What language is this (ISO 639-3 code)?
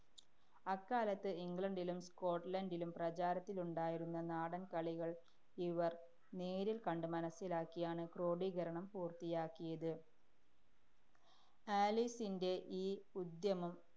mal